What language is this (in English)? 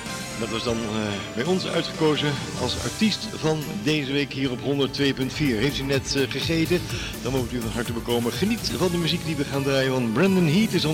Dutch